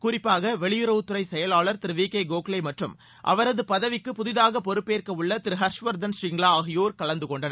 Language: Tamil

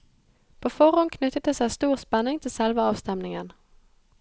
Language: Norwegian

